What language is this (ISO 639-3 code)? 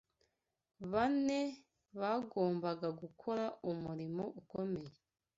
kin